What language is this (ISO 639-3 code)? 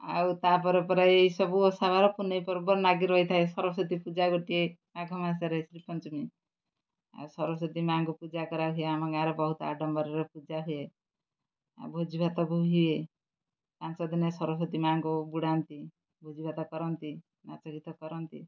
ori